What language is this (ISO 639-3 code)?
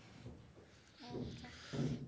guj